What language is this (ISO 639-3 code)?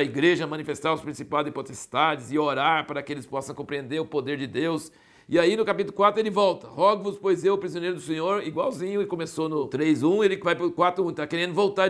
por